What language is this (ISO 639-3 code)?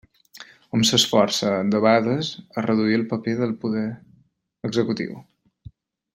cat